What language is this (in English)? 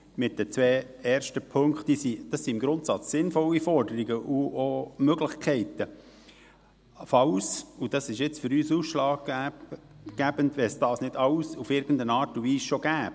Swiss German